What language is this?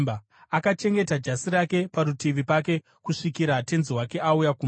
Shona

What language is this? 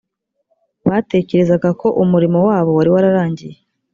Kinyarwanda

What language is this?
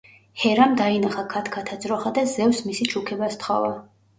Georgian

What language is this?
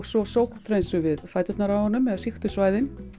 Icelandic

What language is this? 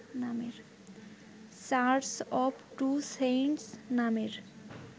Bangla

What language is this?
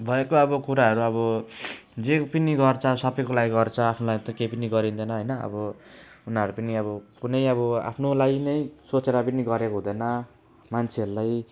Nepali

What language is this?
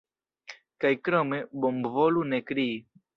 Esperanto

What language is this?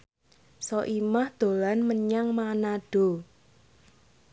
Javanese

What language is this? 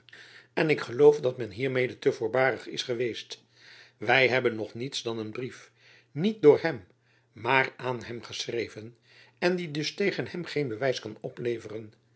Dutch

